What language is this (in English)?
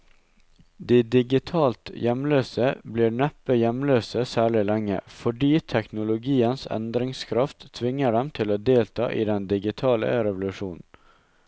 Norwegian